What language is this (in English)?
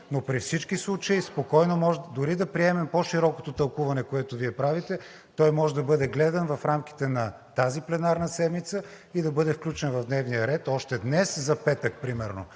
Bulgarian